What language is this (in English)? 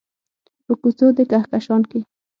Pashto